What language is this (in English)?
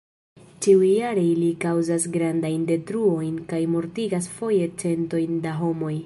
Esperanto